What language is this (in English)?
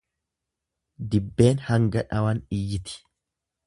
Oromo